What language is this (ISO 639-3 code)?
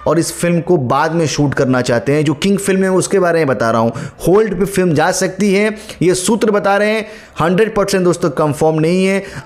hin